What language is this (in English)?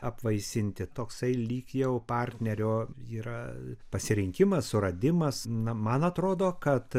Lithuanian